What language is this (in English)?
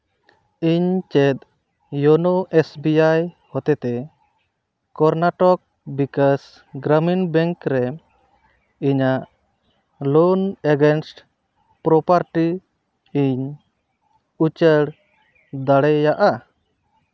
Santali